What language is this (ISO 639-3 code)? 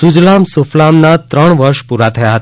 guj